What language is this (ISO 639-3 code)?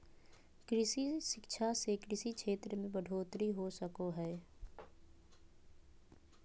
mag